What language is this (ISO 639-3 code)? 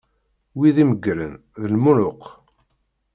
kab